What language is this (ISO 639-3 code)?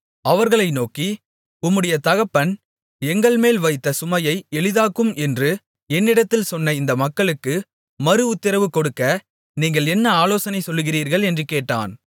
tam